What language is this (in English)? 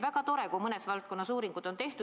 Estonian